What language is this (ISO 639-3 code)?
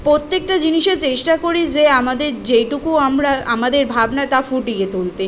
ben